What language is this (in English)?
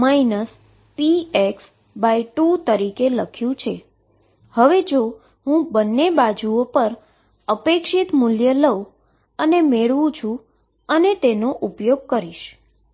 Gujarati